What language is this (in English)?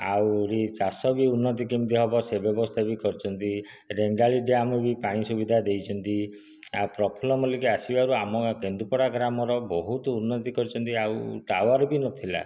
Odia